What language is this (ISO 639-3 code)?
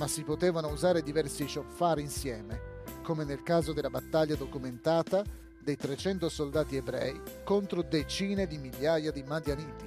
ita